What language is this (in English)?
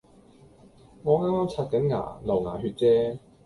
Cantonese